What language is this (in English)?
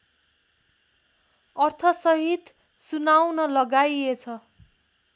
Nepali